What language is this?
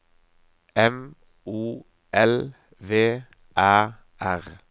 Norwegian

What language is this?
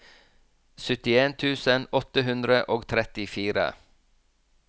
Norwegian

